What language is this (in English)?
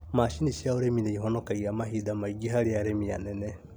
Kikuyu